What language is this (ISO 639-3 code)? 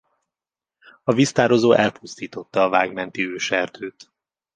hun